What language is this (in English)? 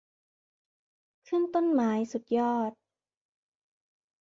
Thai